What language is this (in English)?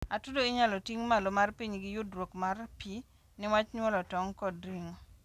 Luo (Kenya and Tanzania)